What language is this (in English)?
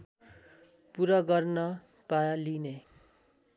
Nepali